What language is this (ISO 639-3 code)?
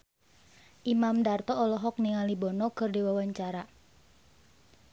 sun